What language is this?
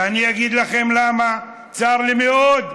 Hebrew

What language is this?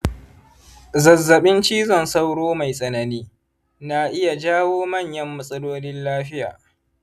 Hausa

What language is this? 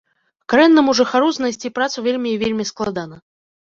Belarusian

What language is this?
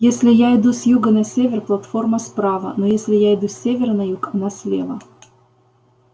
Russian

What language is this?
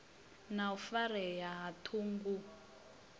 Venda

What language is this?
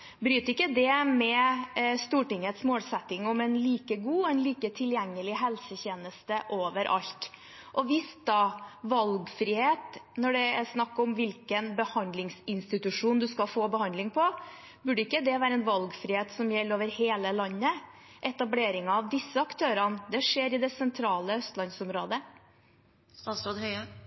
Norwegian Bokmål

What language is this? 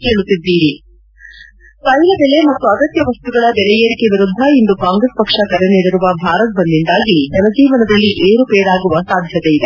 Kannada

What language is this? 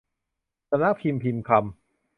Thai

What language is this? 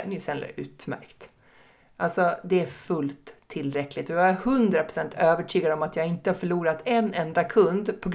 Swedish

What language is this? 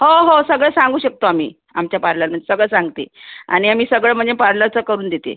Marathi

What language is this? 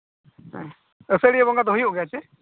Santali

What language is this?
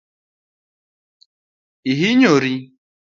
Luo (Kenya and Tanzania)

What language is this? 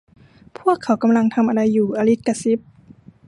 Thai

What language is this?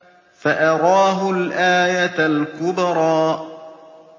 Arabic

